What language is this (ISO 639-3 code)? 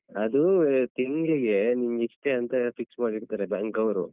kan